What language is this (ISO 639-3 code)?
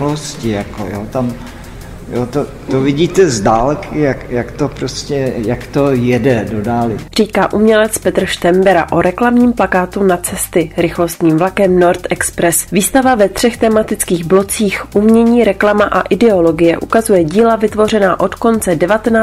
ces